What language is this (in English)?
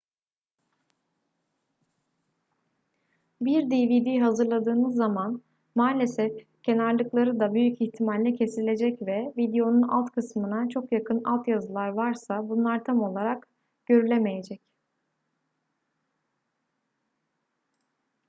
Turkish